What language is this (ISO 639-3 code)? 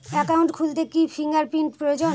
ben